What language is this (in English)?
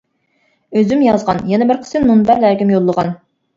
Uyghur